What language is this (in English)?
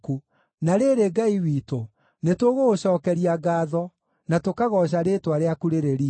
Kikuyu